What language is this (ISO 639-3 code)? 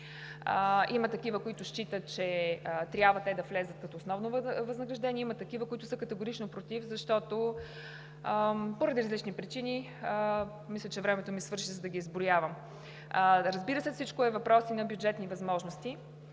bul